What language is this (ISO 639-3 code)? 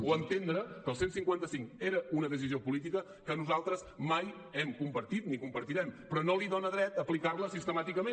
cat